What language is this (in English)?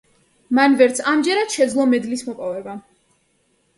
Georgian